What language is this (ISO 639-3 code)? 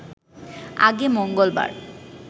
ben